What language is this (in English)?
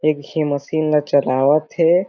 Chhattisgarhi